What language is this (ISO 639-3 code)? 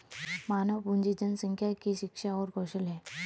hin